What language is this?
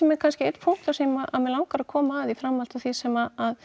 Icelandic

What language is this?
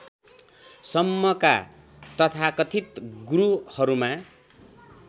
Nepali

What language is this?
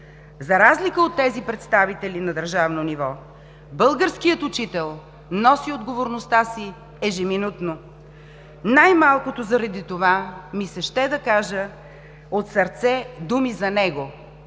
Bulgarian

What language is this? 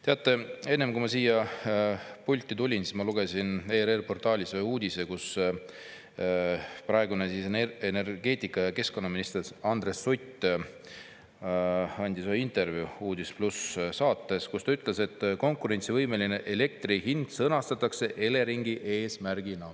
Estonian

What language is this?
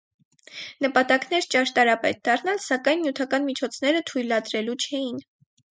Armenian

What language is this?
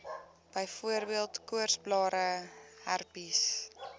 Afrikaans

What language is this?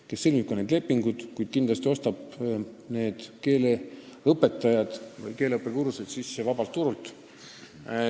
Estonian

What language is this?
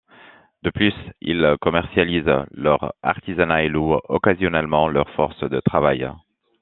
French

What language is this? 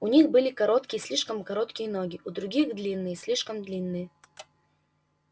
Russian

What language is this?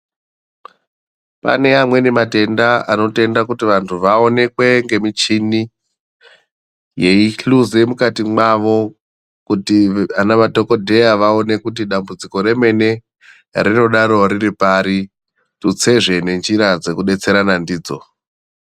Ndau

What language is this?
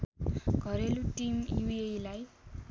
Nepali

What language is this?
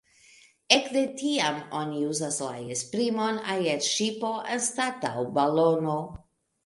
Esperanto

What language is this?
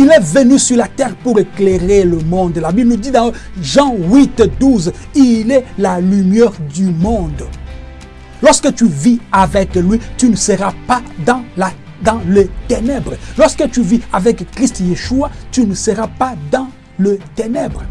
French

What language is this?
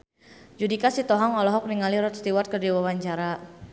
Sundanese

